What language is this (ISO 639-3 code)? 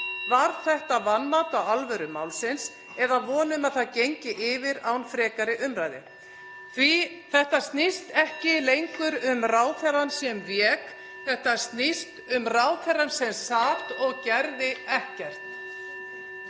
isl